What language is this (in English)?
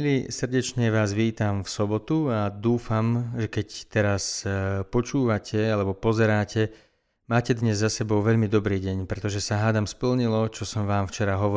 Slovak